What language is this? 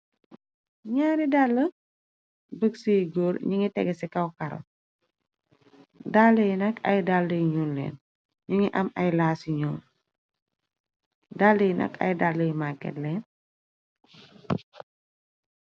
Wolof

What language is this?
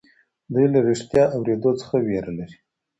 Pashto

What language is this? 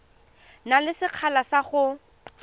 Tswana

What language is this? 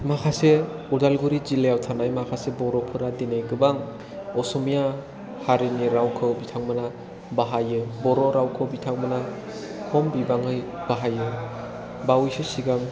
Bodo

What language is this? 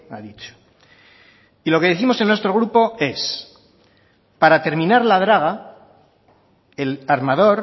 Spanish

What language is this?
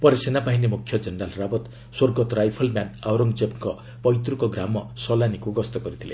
Odia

